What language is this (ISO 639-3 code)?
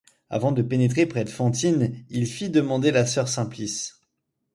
fra